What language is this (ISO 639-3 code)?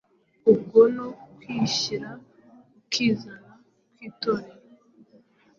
kin